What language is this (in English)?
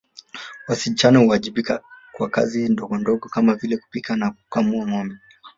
Swahili